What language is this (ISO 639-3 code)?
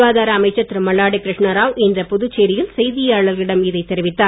tam